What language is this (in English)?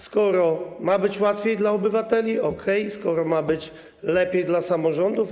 Polish